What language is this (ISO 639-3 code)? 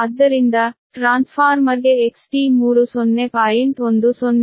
kan